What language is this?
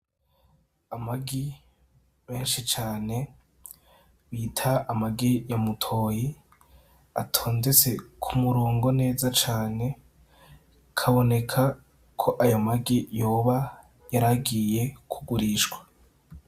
Rundi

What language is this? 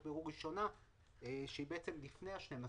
Hebrew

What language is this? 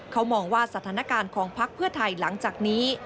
Thai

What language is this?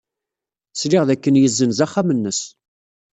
Kabyle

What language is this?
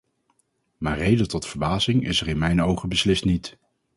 Dutch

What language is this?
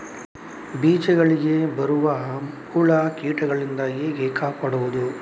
Kannada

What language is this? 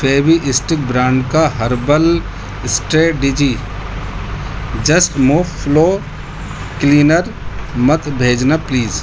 Urdu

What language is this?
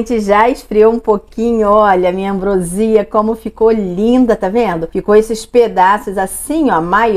Portuguese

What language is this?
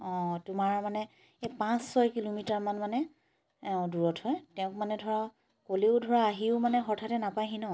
Assamese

